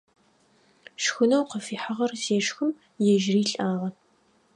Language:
Adyghe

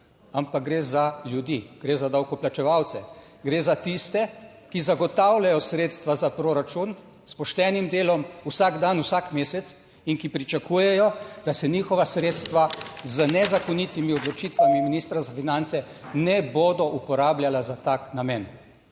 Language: Slovenian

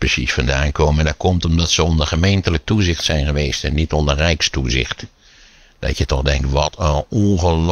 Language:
Dutch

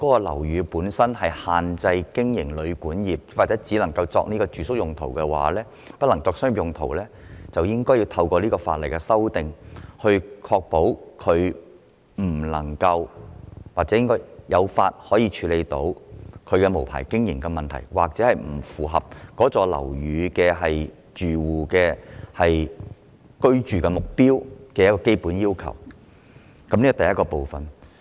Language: Cantonese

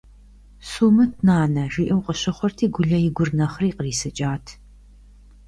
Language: Kabardian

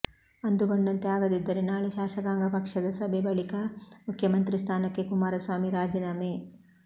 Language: Kannada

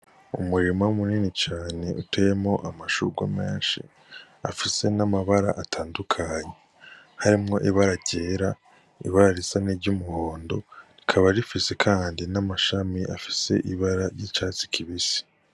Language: Rundi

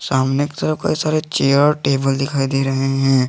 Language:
Hindi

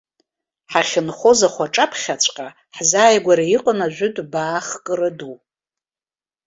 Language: Abkhazian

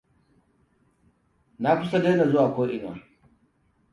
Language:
Hausa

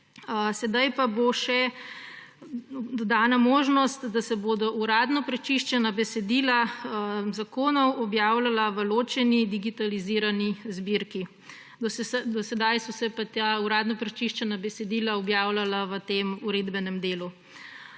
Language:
Slovenian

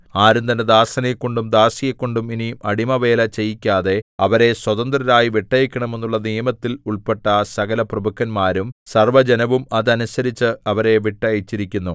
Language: Malayalam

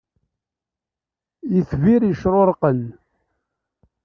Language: Kabyle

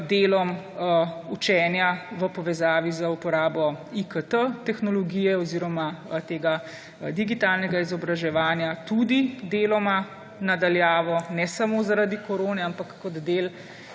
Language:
Slovenian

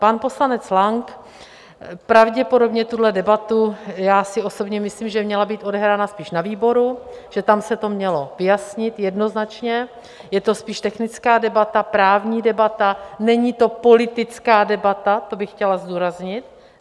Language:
Czech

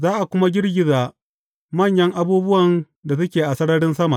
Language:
Hausa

